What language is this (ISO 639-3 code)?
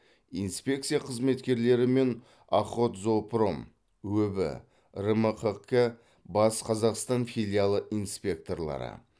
kaz